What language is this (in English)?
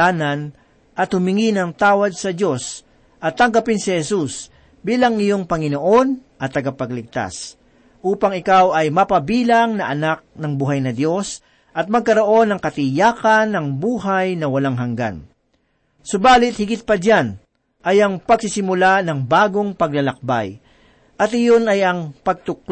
Filipino